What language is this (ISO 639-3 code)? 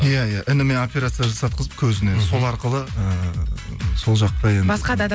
kaz